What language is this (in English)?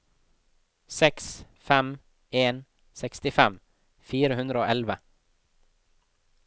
Norwegian